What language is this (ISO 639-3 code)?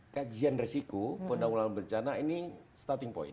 ind